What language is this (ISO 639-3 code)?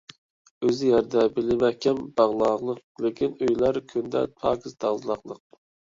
uig